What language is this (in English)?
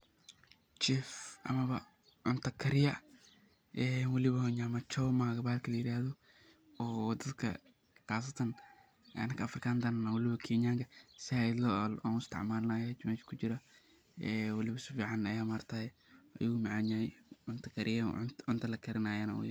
Somali